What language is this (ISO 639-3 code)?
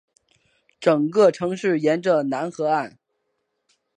zho